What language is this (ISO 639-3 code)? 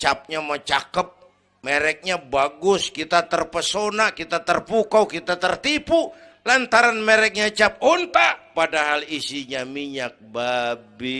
ind